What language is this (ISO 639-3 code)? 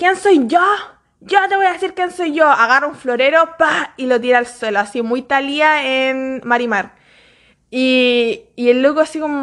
spa